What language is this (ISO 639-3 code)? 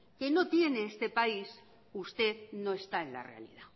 spa